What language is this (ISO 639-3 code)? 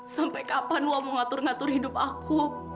ind